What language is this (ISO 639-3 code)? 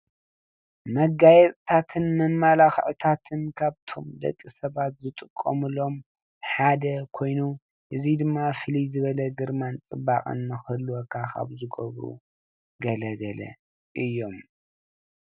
tir